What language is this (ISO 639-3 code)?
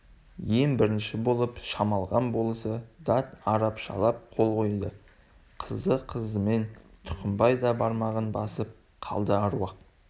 kaz